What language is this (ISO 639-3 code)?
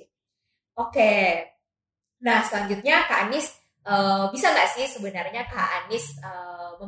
ind